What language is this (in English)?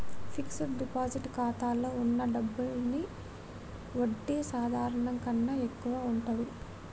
Telugu